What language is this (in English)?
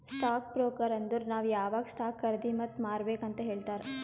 Kannada